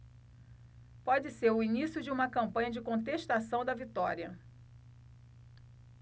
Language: Portuguese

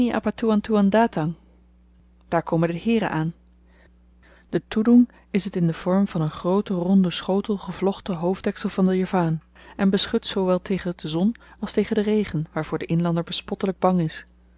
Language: Dutch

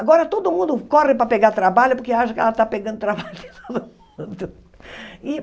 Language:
Portuguese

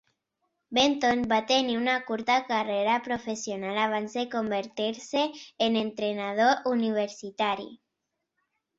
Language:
Catalan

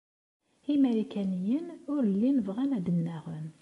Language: Kabyle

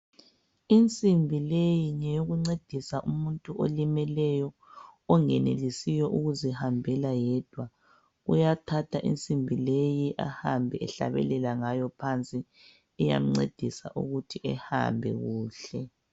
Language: North Ndebele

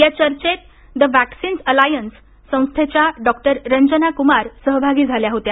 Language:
Marathi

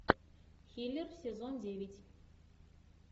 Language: Russian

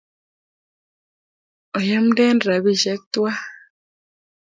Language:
Kalenjin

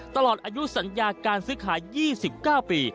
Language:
Thai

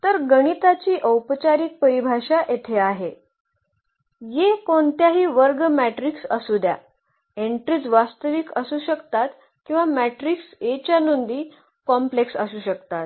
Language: Marathi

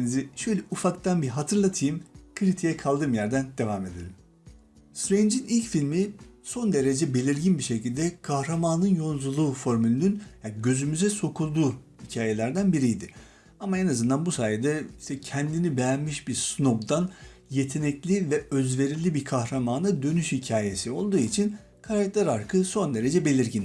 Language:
Turkish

